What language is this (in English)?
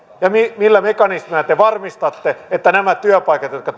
Finnish